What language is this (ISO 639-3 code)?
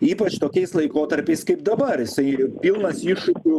lit